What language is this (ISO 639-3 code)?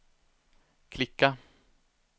swe